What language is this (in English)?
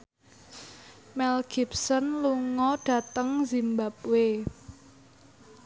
Javanese